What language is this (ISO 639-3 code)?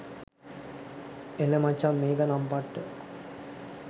sin